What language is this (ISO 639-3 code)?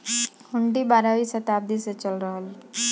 bho